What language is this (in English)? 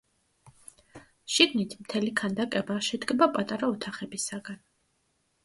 Georgian